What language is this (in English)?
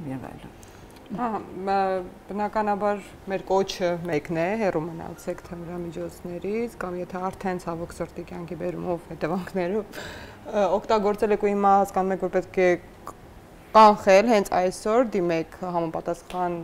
Turkish